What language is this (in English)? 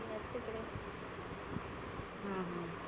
Marathi